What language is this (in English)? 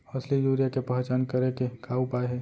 Chhattisgarhi